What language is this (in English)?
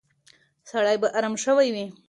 Pashto